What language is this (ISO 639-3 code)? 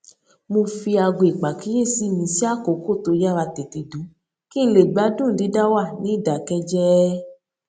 yor